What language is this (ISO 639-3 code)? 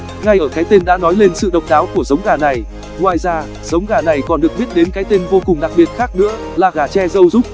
vie